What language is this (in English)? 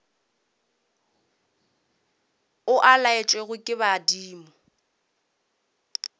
Northern Sotho